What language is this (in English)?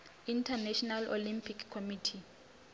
Venda